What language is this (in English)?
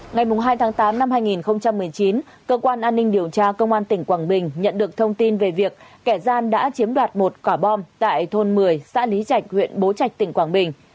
Vietnamese